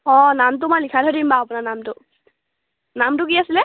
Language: Assamese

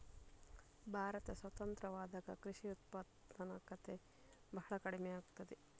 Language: Kannada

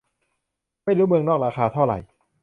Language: Thai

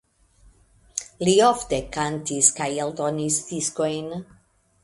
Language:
Esperanto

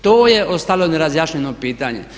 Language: Croatian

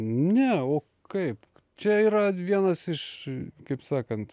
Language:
Lithuanian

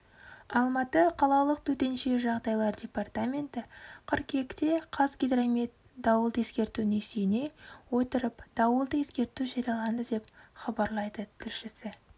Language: Kazakh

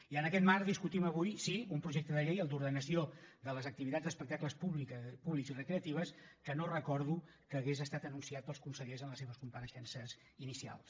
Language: Catalan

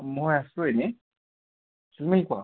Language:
Assamese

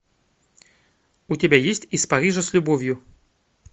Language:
Russian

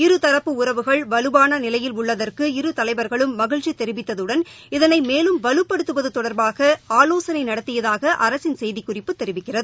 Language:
Tamil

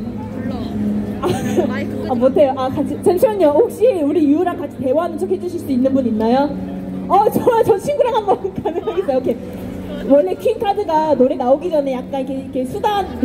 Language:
Korean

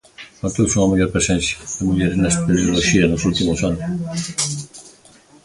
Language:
Galician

